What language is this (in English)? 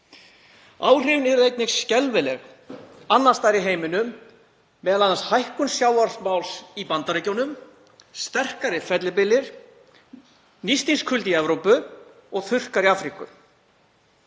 Icelandic